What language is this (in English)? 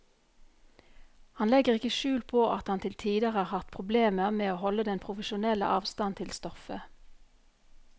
Norwegian